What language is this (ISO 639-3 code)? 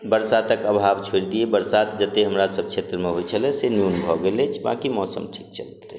mai